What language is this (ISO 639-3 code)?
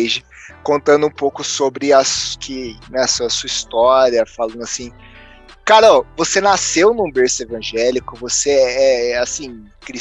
por